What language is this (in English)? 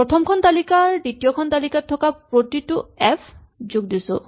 Assamese